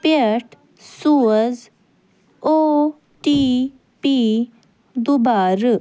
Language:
Kashmiri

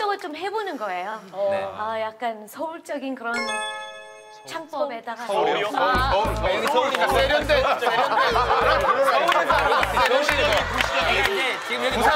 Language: Korean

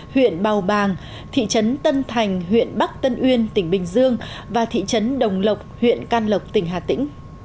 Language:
Vietnamese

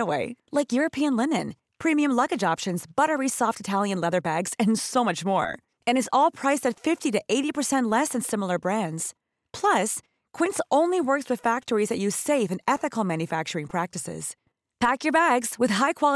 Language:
Swedish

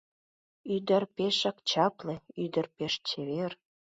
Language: Mari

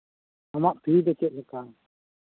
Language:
Santali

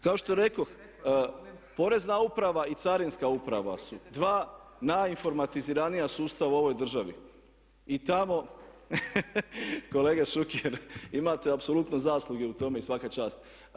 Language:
Croatian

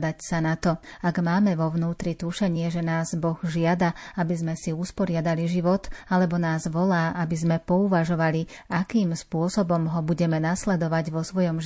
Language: Slovak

